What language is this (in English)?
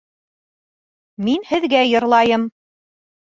Bashkir